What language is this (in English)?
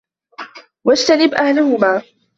Arabic